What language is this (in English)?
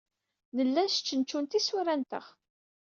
Kabyle